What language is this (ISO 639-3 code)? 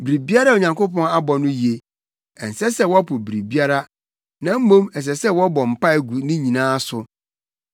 aka